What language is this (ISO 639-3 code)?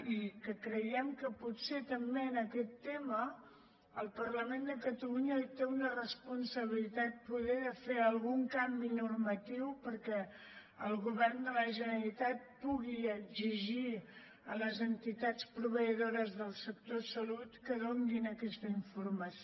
cat